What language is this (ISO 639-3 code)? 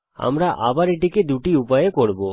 ben